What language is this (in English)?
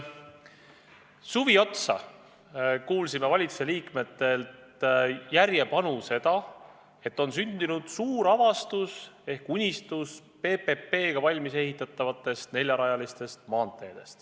Estonian